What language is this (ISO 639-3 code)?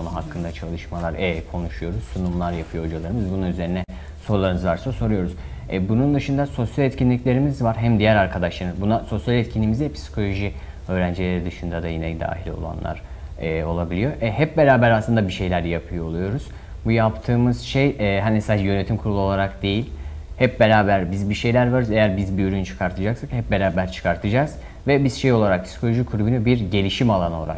tur